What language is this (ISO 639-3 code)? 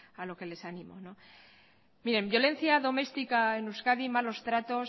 spa